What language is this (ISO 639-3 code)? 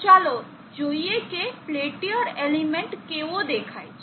guj